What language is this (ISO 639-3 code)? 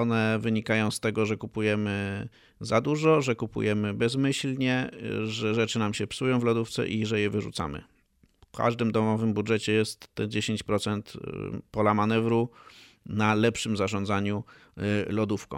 pol